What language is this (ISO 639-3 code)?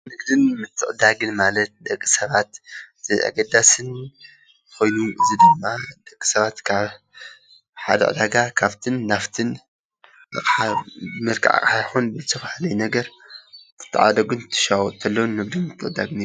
tir